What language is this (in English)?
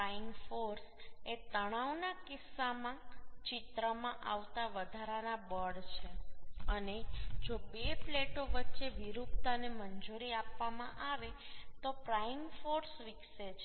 Gujarati